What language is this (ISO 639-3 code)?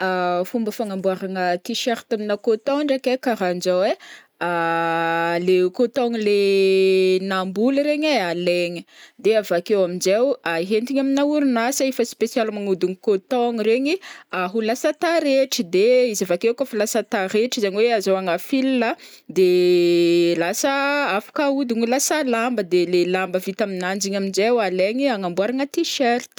bmm